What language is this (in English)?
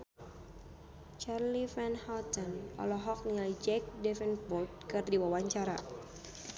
Sundanese